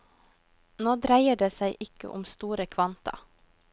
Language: Norwegian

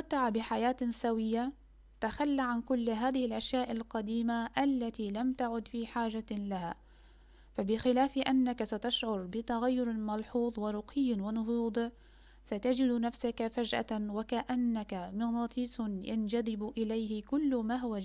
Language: Arabic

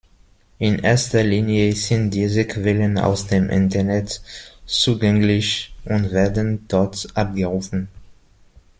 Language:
German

